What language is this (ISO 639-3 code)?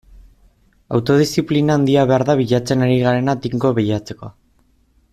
eus